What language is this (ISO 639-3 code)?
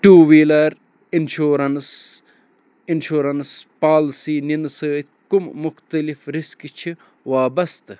kas